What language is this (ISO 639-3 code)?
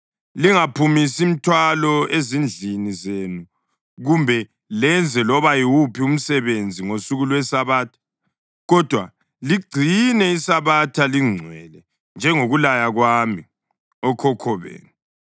nde